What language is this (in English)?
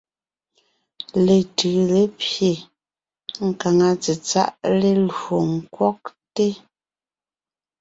Ngiemboon